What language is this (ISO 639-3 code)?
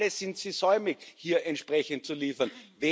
deu